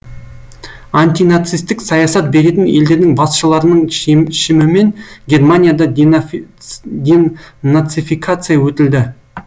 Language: Kazakh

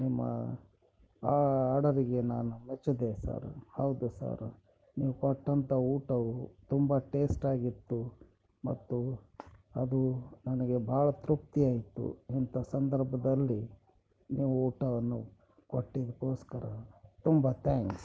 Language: Kannada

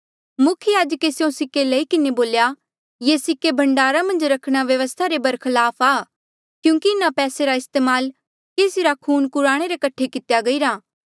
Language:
Mandeali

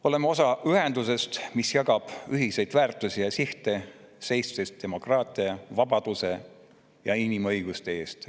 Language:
Estonian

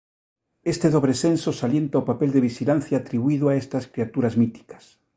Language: Galician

